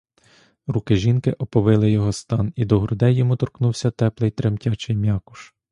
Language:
Ukrainian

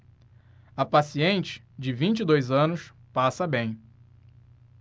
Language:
Portuguese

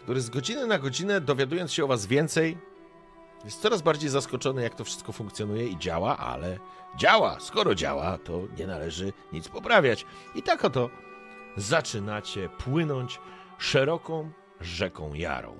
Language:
Polish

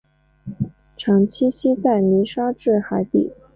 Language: Chinese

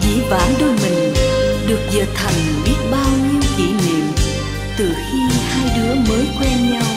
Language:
Vietnamese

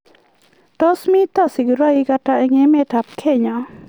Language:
Kalenjin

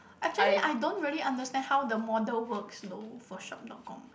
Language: English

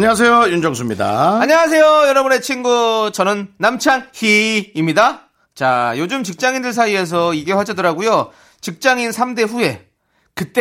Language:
Korean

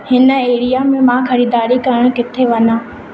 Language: Sindhi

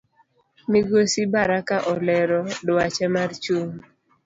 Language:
Luo (Kenya and Tanzania)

